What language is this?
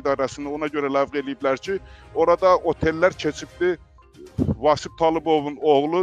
Turkish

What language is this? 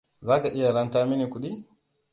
Hausa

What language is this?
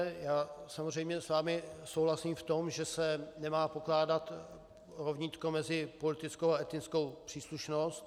Czech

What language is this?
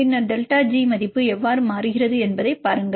Tamil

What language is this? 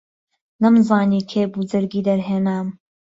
Central Kurdish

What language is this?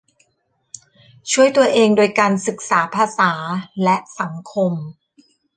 Thai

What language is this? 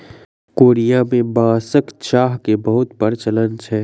Maithili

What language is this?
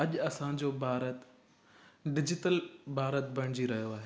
Sindhi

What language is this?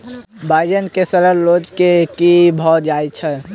Maithili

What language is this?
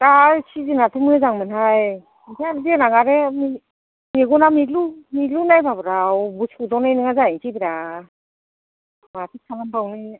Bodo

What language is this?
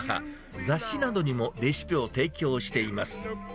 Japanese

